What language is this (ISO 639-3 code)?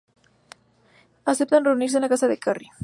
spa